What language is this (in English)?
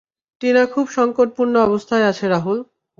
Bangla